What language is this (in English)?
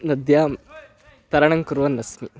Sanskrit